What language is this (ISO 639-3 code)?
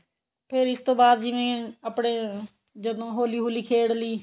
pan